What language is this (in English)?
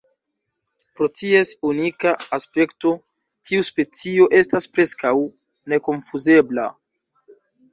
Esperanto